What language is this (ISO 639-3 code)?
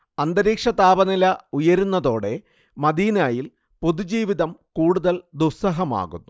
mal